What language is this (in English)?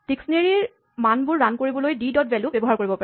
Assamese